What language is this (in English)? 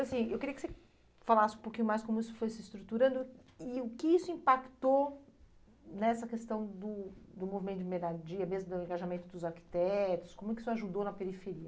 Portuguese